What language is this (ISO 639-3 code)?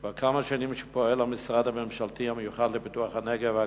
heb